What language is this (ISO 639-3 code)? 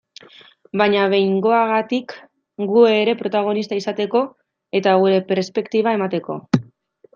eus